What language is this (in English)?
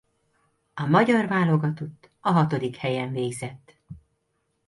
Hungarian